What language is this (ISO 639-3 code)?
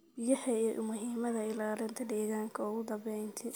som